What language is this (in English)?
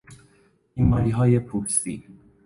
Persian